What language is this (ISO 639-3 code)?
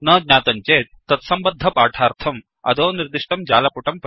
san